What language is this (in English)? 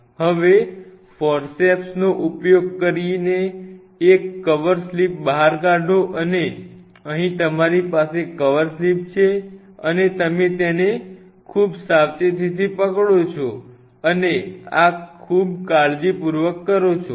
Gujarati